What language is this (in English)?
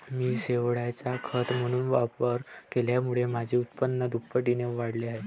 Marathi